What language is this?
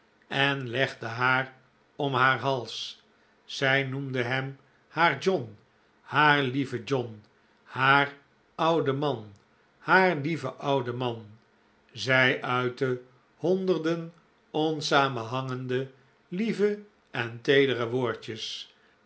Dutch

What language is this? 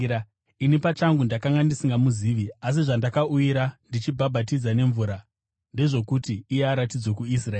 Shona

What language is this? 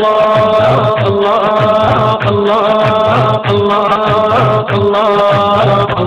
Arabic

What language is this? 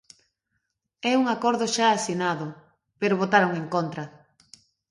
Galician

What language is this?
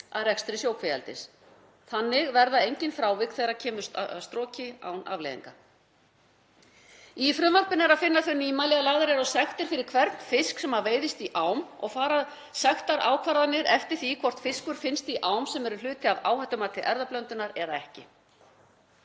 Icelandic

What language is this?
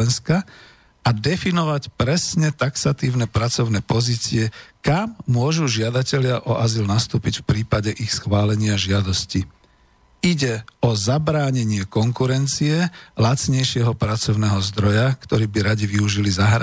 Slovak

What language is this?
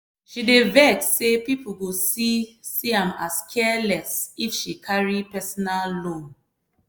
Nigerian Pidgin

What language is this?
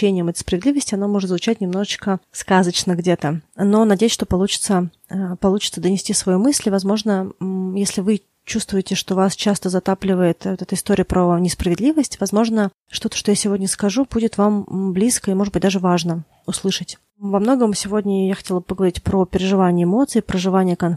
Russian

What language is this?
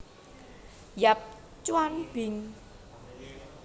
Javanese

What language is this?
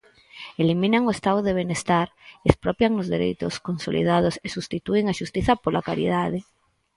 Galician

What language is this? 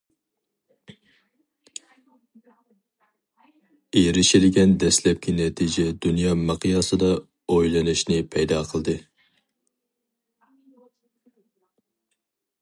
Uyghur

